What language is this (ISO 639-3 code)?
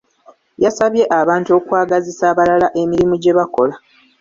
lug